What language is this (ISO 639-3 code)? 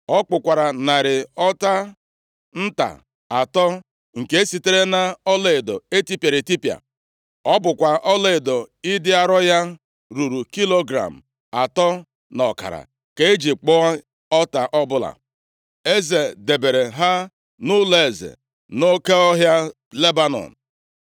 ibo